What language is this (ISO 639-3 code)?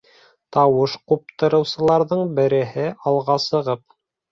bak